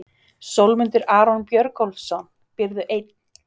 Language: Icelandic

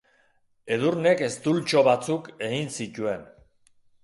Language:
Basque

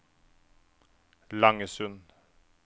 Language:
Norwegian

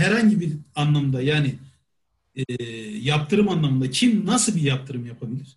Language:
Turkish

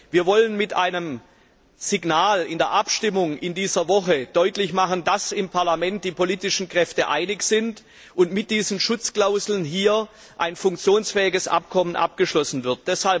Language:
German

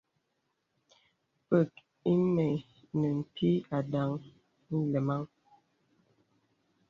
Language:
Bebele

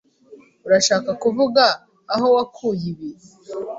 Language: Kinyarwanda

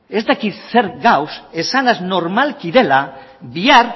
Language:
Basque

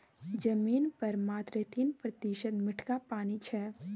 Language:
Maithili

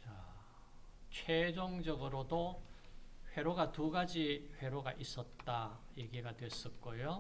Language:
Korean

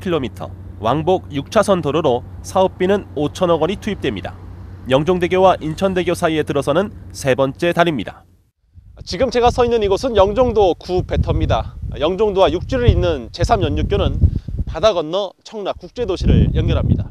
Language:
Korean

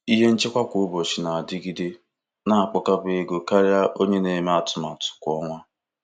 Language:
Igbo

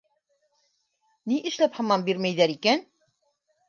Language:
Bashkir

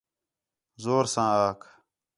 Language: Khetrani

